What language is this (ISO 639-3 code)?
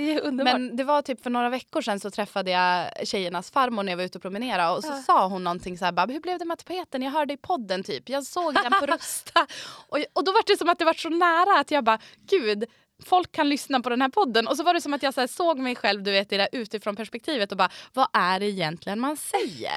swe